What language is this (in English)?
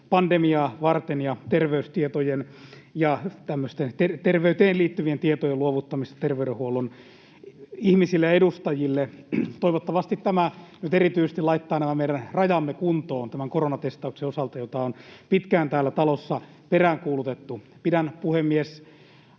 Finnish